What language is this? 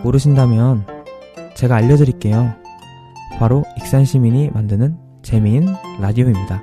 Korean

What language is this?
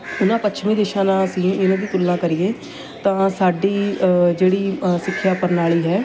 Punjabi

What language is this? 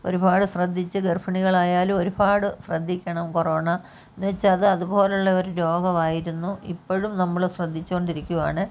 Malayalam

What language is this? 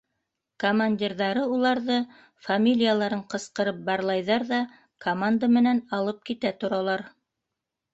Bashkir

